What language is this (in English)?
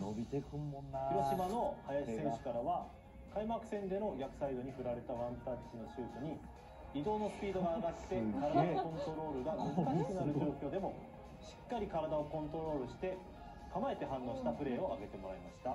Japanese